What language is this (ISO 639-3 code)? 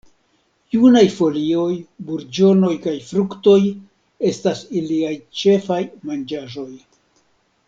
epo